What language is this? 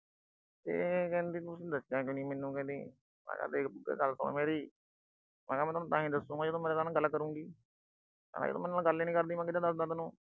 Punjabi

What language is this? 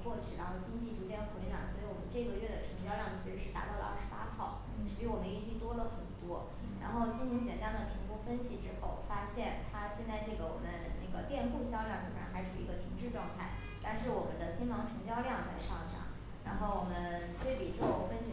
Chinese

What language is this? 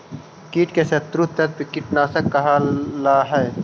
Magahi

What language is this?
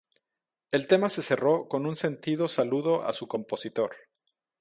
Spanish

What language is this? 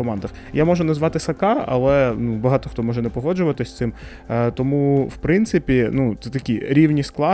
Ukrainian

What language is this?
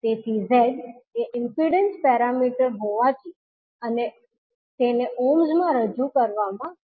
Gujarati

